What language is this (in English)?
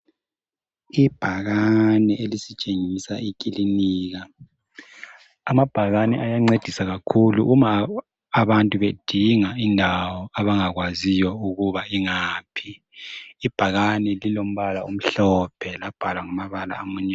North Ndebele